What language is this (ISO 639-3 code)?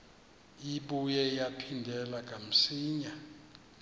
xho